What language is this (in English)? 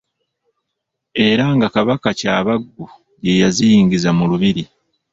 Ganda